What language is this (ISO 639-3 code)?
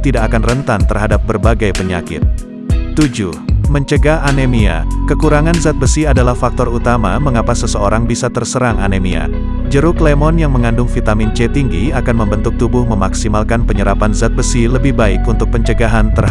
ind